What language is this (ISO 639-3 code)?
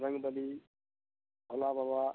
mai